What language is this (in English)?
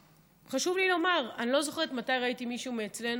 Hebrew